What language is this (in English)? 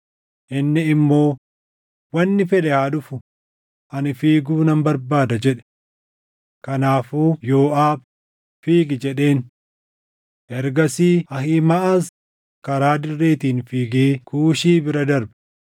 Oromo